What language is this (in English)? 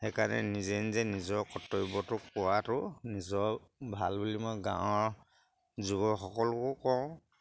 Assamese